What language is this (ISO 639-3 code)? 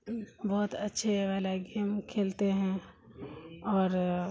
urd